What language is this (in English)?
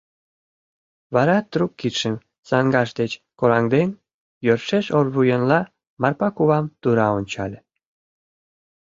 Mari